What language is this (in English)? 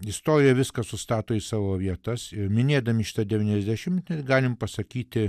Lithuanian